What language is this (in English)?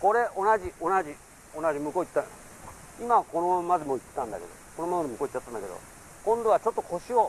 Japanese